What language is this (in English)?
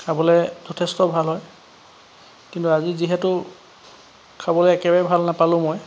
Assamese